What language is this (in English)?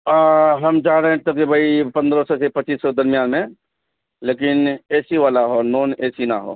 Urdu